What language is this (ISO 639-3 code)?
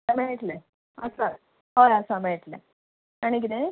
kok